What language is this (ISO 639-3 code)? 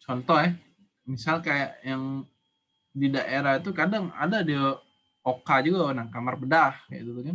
ind